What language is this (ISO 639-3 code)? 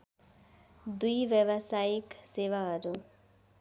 nep